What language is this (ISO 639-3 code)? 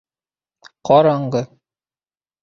bak